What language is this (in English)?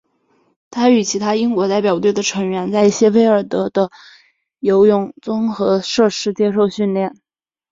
Chinese